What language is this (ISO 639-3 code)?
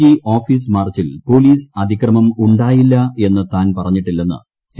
mal